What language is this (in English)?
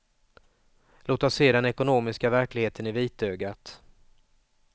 Swedish